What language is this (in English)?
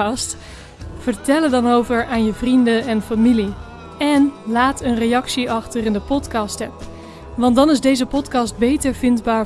Dutch